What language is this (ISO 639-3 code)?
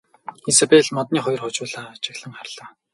mon